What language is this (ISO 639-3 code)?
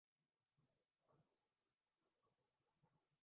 urd